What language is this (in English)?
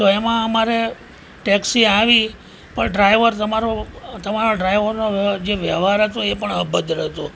Gujarati